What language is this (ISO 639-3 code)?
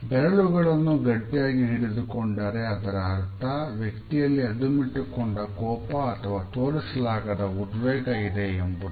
kan